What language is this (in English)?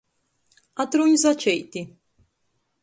Latgalian